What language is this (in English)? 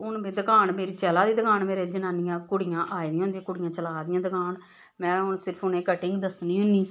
Dogri